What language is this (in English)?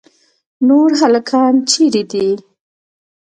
Pashto